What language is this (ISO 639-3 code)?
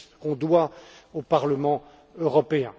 fra